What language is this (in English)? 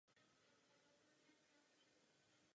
Czech